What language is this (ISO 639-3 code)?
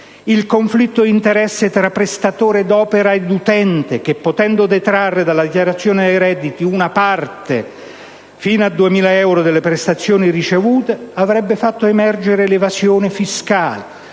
ita